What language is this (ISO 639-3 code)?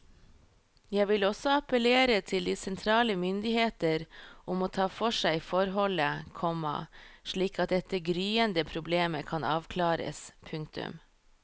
nor